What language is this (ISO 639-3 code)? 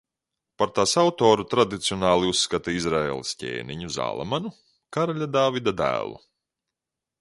lav